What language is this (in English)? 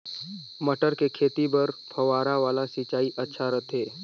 Chhattisgarhi